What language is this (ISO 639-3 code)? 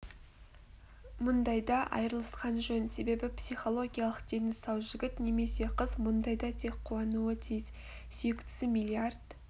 kaz